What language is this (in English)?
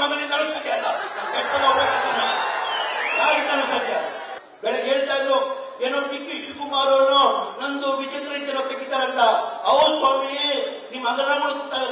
Kannada